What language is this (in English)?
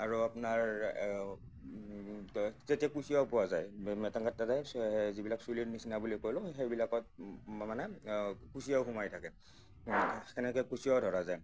Assamese